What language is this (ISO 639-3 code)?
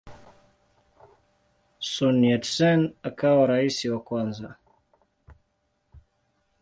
swa